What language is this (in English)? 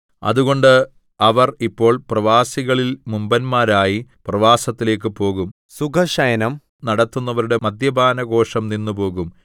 Malayalam